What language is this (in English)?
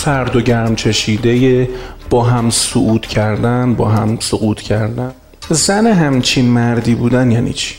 Persian